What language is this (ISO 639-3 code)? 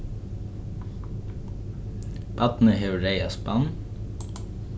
fao